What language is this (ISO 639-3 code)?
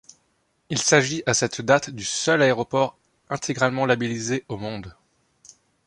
fra